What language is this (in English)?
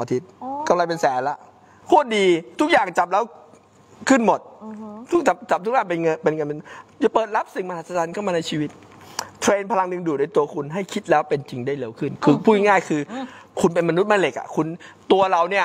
Thai